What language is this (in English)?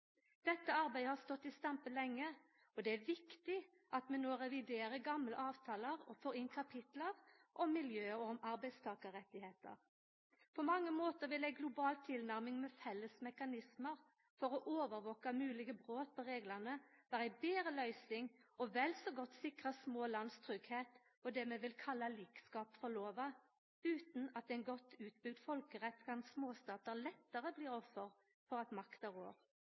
Norwegian Nynorsk